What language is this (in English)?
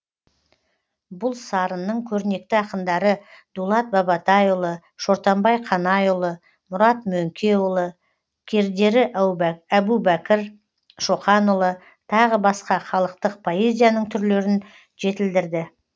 Kazakh